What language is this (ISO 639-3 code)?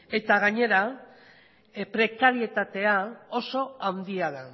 eus